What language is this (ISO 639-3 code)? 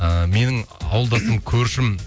kaz